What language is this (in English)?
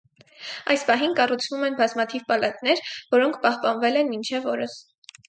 Armenian